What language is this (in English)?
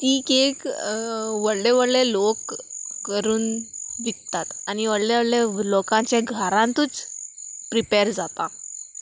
Konkani